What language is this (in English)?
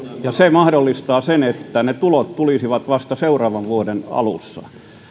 Finnish